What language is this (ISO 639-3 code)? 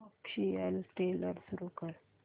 mar